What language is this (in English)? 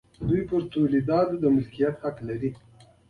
Pashto